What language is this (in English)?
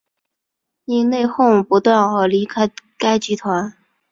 Chinese